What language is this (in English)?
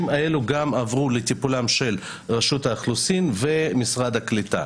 Hebrew